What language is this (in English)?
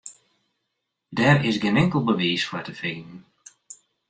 Western Frisian